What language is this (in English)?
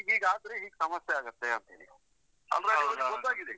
Kannada